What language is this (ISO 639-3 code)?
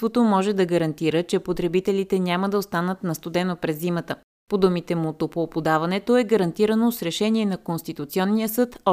bul